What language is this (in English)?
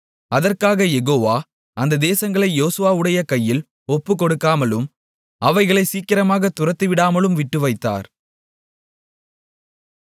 Tamil